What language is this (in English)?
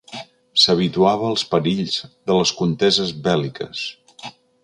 Catalan